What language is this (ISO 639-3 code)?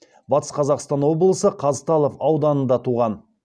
kaz